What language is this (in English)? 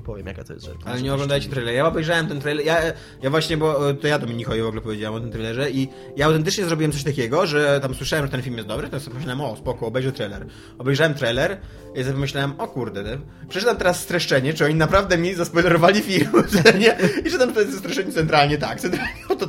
Polish